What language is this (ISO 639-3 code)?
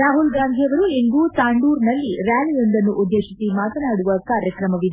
kan